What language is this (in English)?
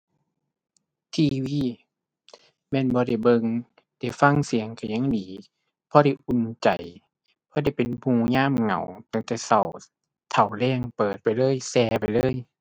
Thai